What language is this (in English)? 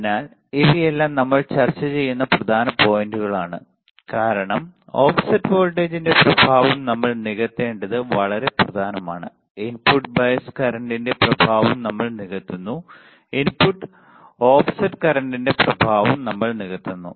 Malayalam